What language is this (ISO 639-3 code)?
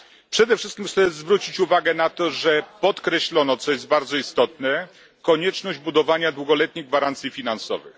pol